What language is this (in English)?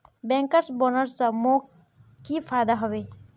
Magahi